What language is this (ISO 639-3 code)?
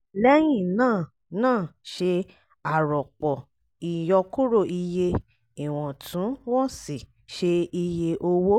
yor